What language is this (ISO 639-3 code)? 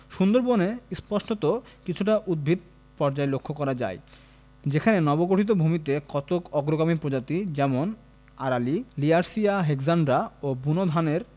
ben